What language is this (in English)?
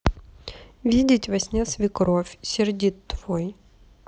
Russian